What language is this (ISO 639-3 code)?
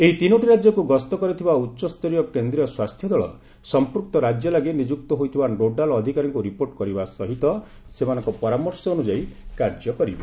ori